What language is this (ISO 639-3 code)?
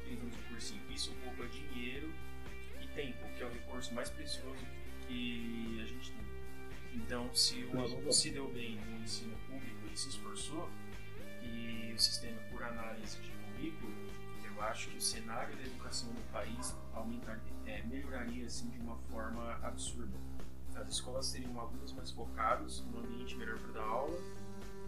por